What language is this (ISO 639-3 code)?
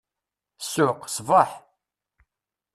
kab